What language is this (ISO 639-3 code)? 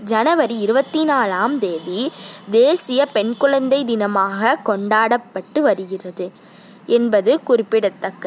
tam